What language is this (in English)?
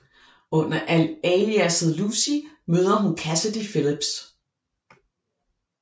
Danish